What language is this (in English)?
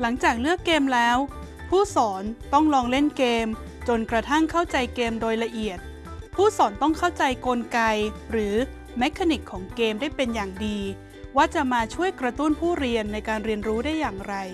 Thai